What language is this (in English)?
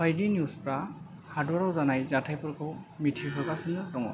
Bodo